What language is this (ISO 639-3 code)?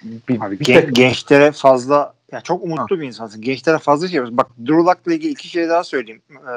tur